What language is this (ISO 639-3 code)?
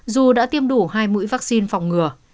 vie